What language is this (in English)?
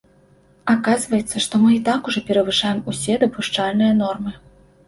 Belarusian